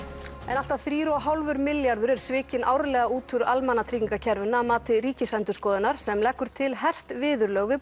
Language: Icelandic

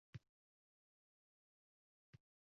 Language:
Uzbek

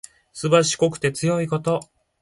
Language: Japanese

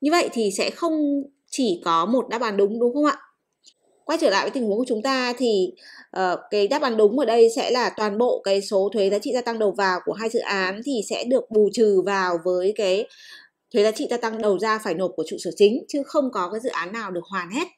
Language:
Vietnamese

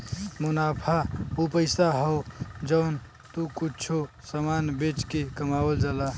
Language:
Bhojpuri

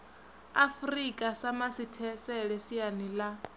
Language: Venda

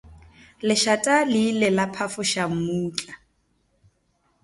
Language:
Northern Sotho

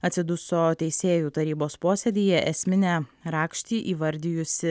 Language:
Lithuanian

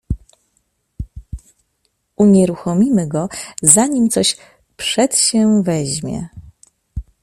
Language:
Polish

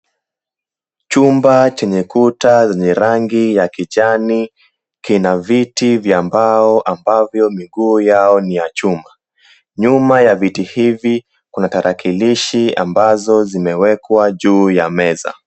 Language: Swahili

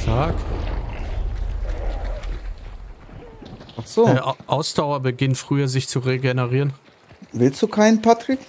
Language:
German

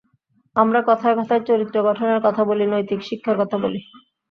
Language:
Bangla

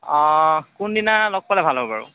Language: Assamese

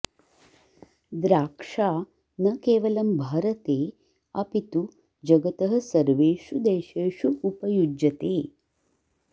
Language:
Sanskrit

